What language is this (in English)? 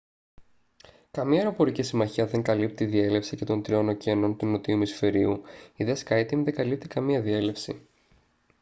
Greek